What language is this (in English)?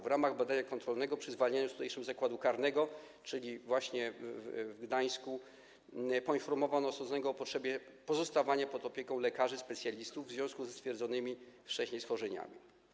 Polish